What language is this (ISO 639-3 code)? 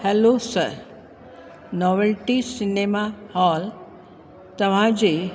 snd